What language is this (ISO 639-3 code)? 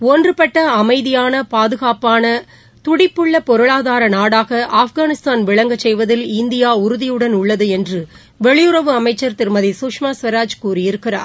tam